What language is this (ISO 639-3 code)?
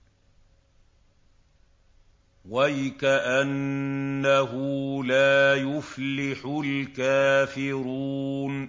ara